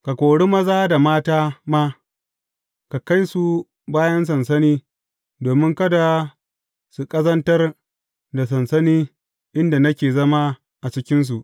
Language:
Hausa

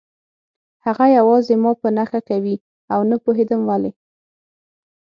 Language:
Pashto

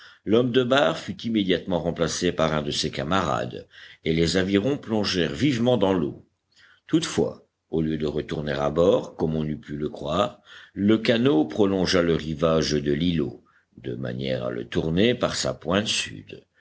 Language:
French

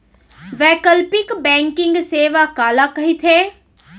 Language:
Chhattisgarhi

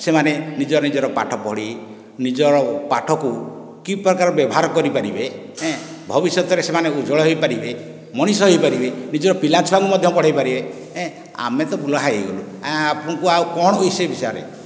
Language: Odia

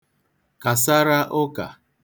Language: Igbo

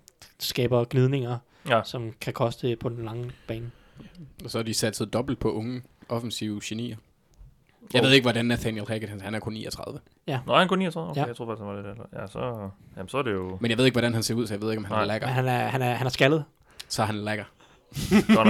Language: Danish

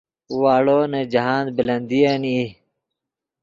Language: Yidgha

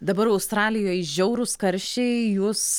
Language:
Lithuanian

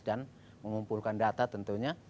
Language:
Indonesian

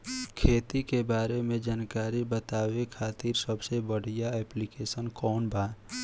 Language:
Bhojpuri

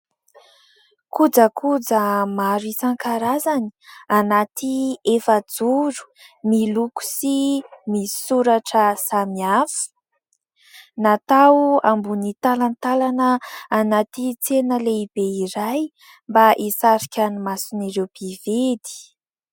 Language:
Malagasy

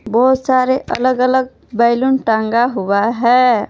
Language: Hindi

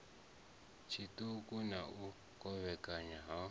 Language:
Venda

